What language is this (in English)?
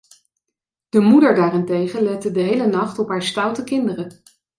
Dutch